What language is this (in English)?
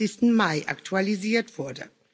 German